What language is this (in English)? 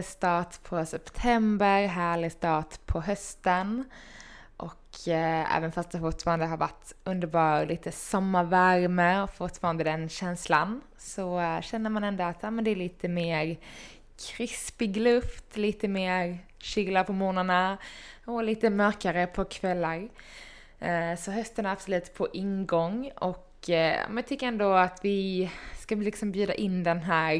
Swedish